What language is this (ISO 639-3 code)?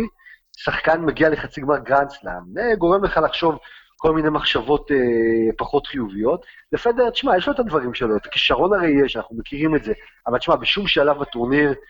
heb